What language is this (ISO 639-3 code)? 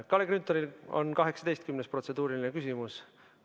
est